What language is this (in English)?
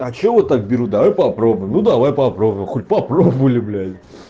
Russian